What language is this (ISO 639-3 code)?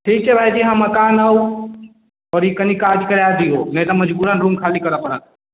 mai